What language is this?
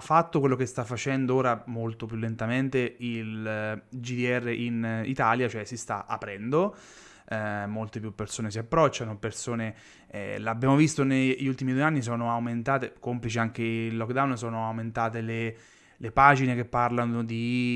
Italian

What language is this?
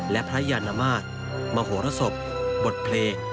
Thai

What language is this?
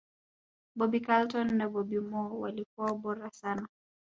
Swahili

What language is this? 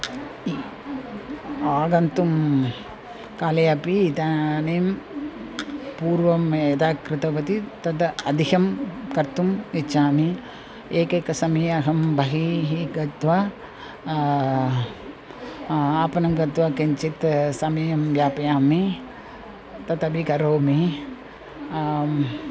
Sanskrit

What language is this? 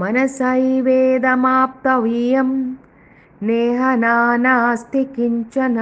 Malayalam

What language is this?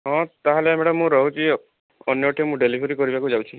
Odia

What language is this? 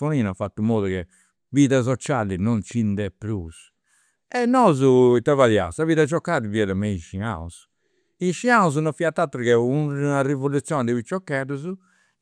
Campidanese Sardinian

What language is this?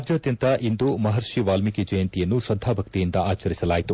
Kannada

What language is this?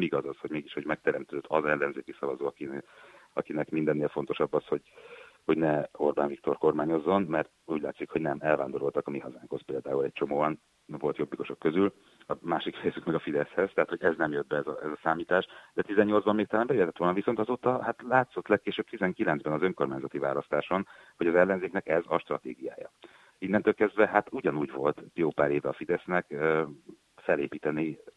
Hungarian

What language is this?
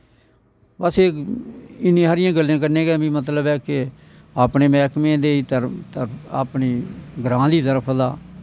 Dogri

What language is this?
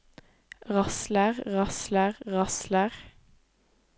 Norwegian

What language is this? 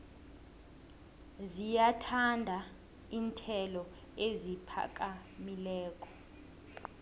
South Ndebele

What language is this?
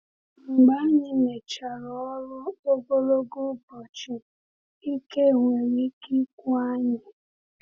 Igbo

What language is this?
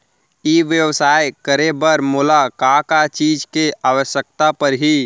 Chhattisgarhi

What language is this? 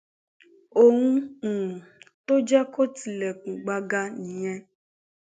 Yoruba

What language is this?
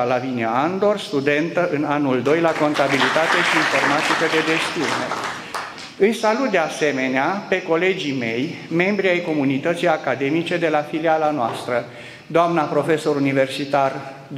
Romanian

